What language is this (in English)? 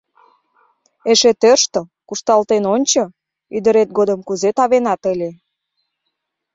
Mari